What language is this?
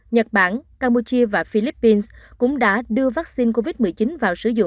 Vietnamese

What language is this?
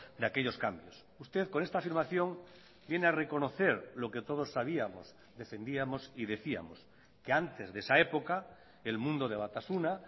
Spanish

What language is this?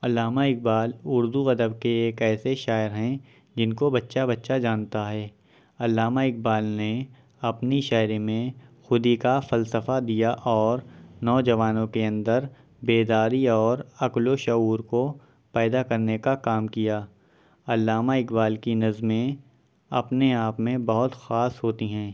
Urdu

